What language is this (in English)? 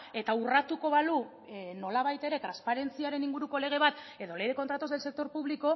Basque